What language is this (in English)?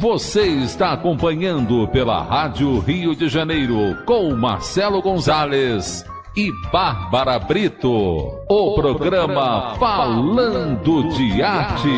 Portuguese